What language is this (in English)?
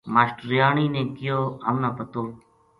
Gujari